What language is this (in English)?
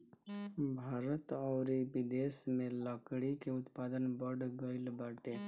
Bhojpuri